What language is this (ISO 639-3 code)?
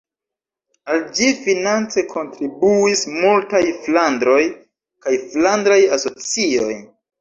epo